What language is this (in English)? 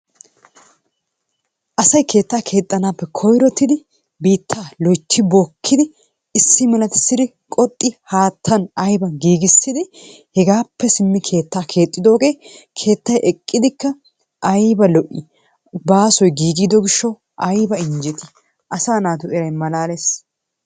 Wolaytta